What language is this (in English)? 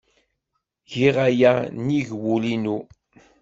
Kabyle